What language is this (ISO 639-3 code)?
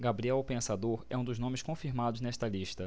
por